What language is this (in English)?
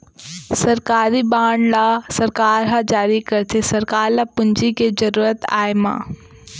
Chhattisgarhi